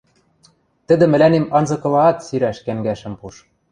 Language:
Western Mari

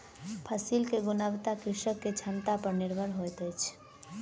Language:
Maithili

